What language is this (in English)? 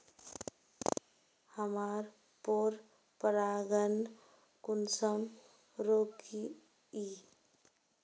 Magahi